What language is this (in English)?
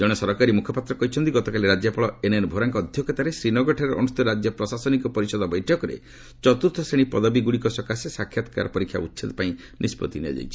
Odia